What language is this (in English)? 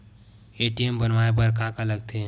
Chhattisgarhi